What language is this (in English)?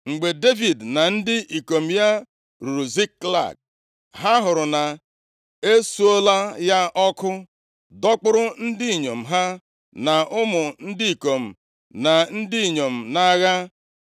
Igbo